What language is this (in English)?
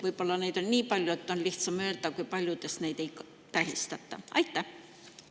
Estonian